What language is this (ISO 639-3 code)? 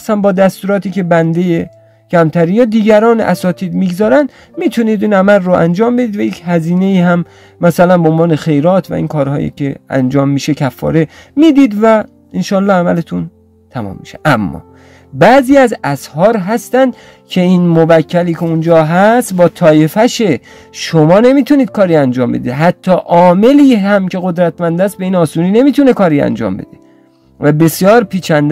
fas